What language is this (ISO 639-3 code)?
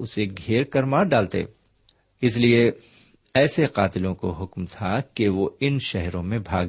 urd